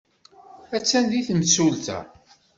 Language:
Kabyle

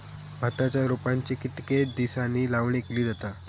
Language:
Marathi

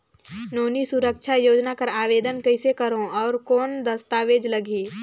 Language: Chhattisgarhi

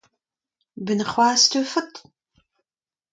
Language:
Breton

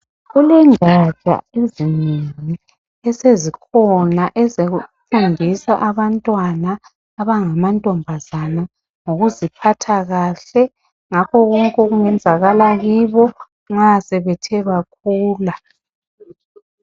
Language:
North Ndebele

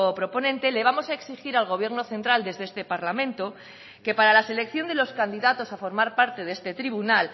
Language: Spanish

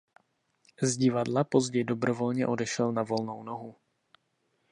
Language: Czech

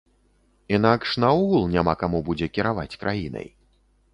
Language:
Belarusian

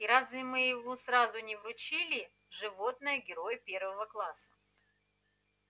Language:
Russian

